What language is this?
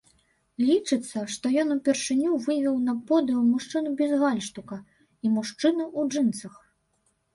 Belarusian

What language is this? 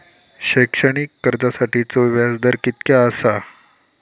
Marathi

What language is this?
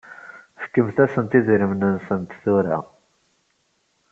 Kabyle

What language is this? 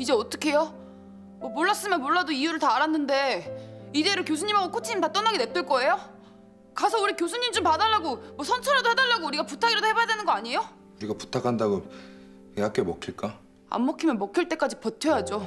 Korean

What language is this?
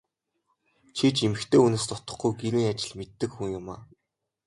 Mongolian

